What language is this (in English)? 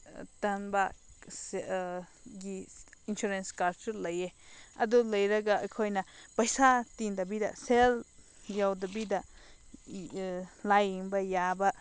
Manipuri